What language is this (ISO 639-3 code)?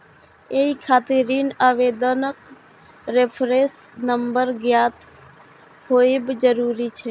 mai